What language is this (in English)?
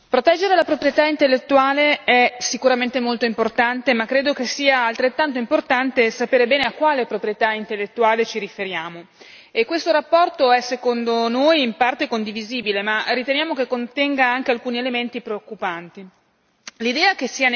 Italian